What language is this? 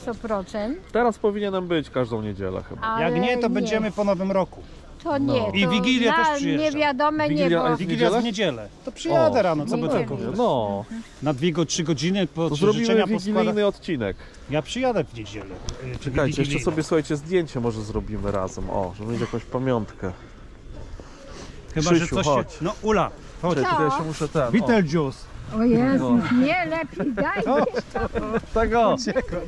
Polish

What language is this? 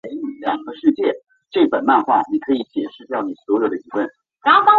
Chinese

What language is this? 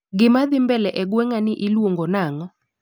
Luo (Kenya and Tanzania)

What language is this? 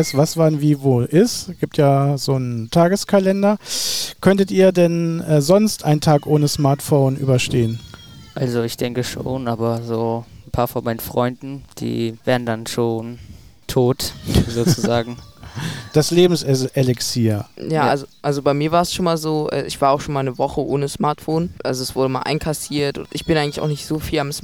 German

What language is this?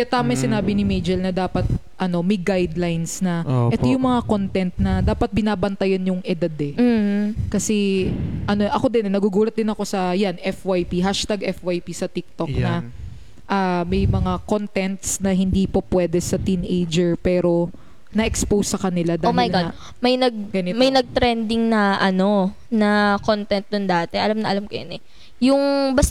Filipino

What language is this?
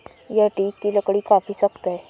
Hindi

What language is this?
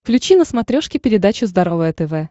Russian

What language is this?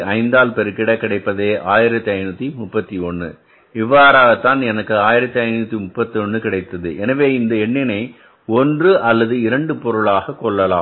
Tamil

